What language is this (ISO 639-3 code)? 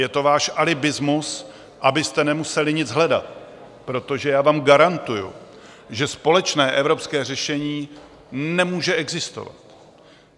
ces